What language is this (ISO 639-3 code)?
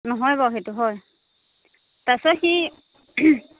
asm